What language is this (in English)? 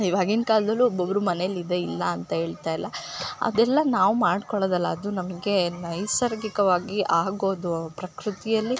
Kannada